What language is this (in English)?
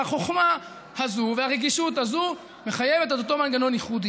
Hebrew